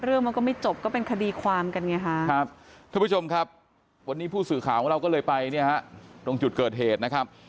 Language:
Thai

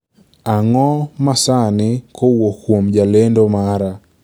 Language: Luo (Kenya and Tanzania)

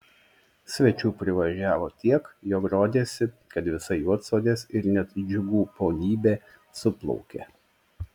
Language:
Lithuanian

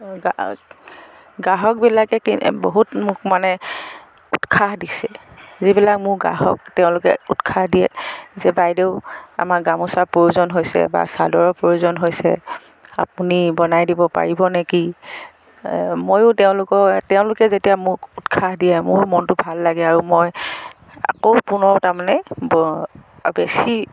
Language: Assamese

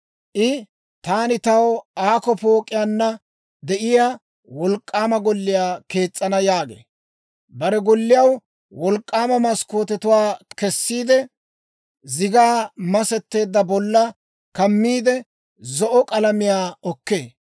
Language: Dawro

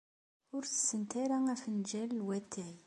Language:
Kabyle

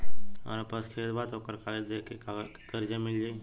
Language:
Bhojpuri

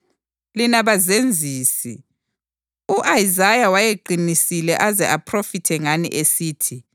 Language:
North Ndebele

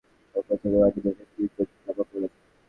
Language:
Bangla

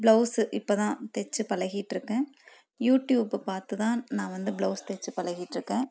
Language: Tamil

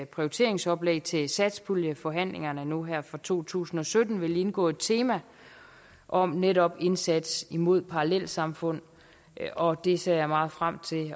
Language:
Danish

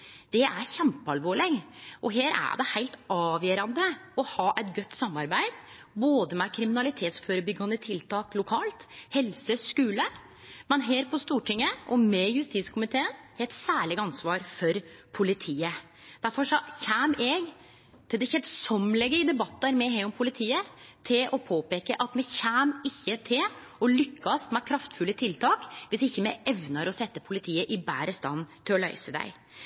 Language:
Norwegian Nynorsk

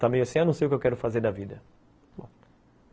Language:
Portuguese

